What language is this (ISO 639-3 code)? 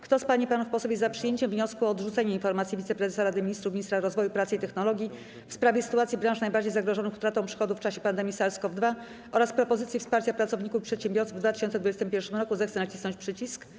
pol